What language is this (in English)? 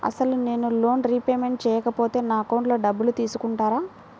Telugu